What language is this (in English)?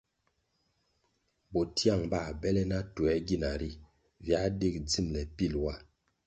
Kwasio